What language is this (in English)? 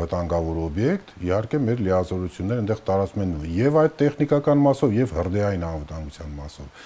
Polish